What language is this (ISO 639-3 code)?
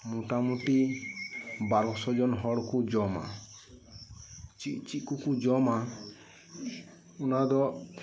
sat